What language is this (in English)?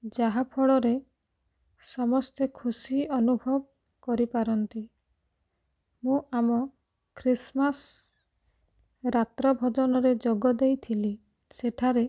Odia